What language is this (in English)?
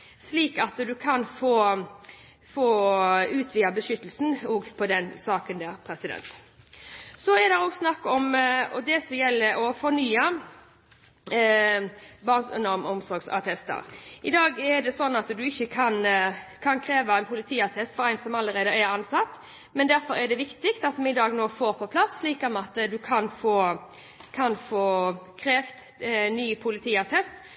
Norwegian Bokmål